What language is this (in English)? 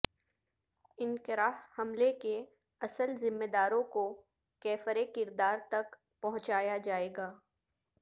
Urdu